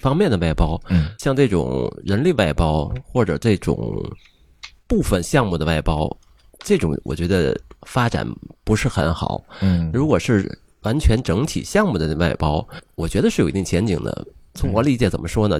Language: Chinese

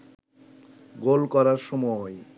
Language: Bangla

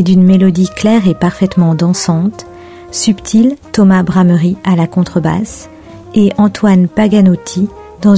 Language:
French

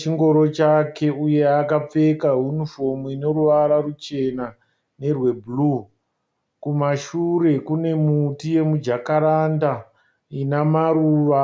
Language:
Shona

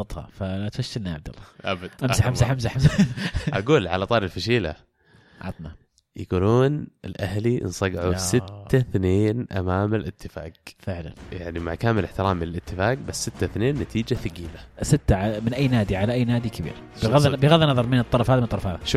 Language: Arabic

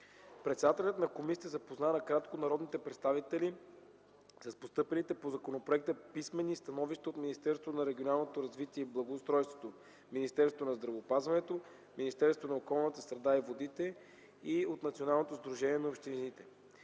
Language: Bulgarian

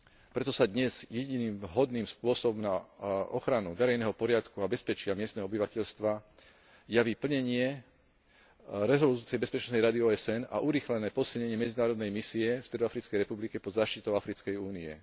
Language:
Slovak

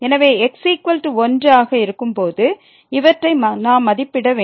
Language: Tamil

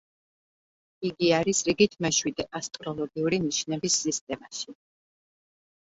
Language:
Georgian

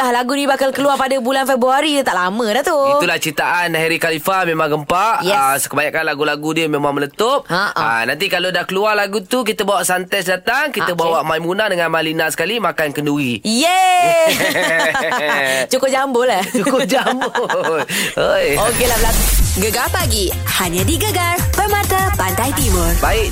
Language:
Malay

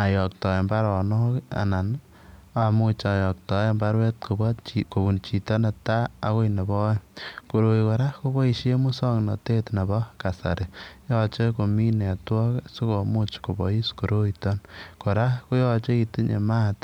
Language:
Kalenjin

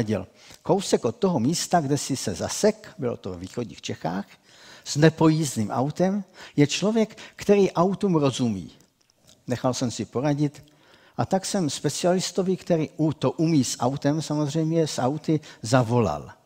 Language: Czech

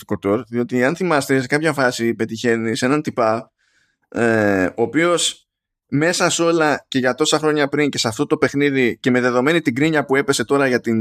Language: Greek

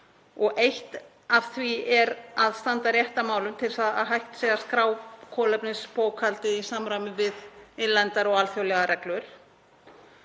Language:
Icelandic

